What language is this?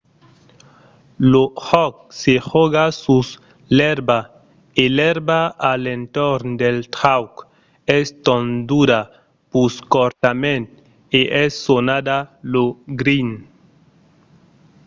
Occitan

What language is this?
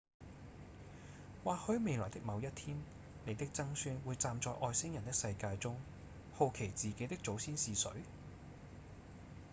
Cantonese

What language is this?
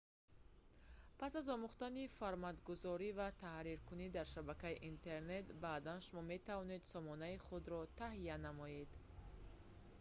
Tajik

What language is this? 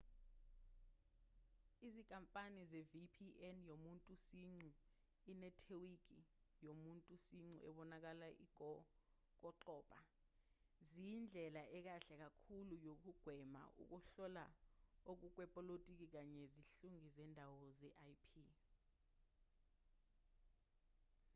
Zulu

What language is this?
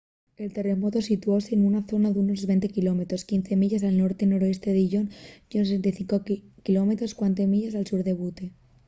Asturian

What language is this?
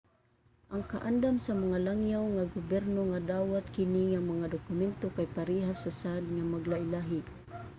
Cebuano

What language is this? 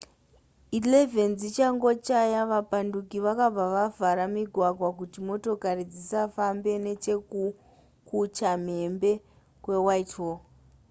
Shona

